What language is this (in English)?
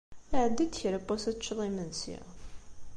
Kabyle